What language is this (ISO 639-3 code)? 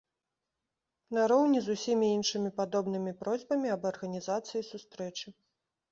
bel